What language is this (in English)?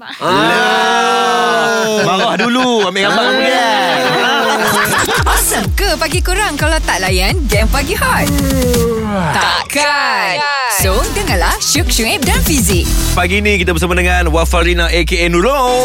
Malay